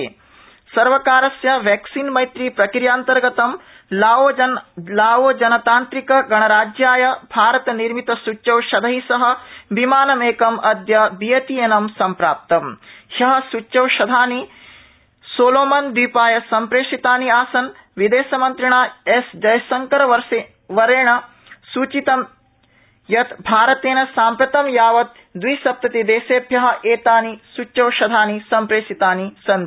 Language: Sanskrit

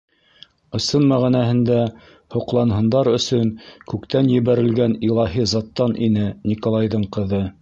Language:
Bashkir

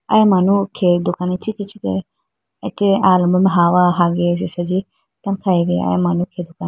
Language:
Idu-Mishmi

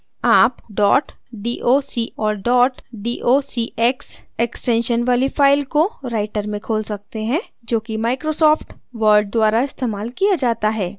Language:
Hindi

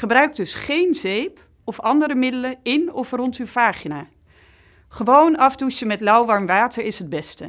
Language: Dutch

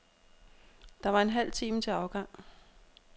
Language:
Danish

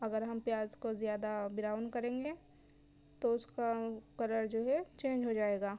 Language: Urdu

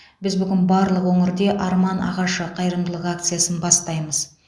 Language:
Kazakh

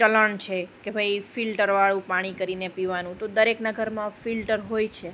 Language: Gujarati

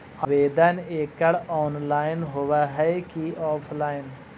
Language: Magahi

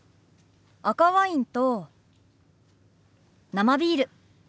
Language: Japanese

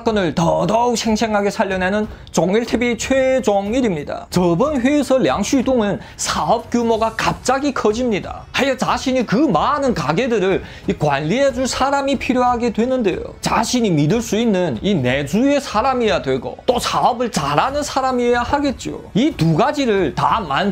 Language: Korean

